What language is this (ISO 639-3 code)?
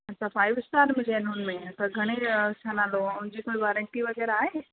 snd